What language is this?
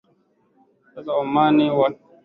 Swahili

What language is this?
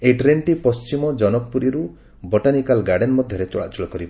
Odia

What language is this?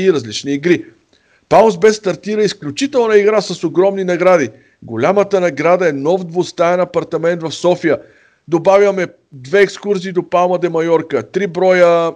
Bulgarian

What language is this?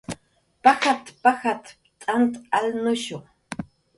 Jaqaru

